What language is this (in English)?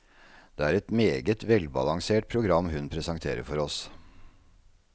Norwegian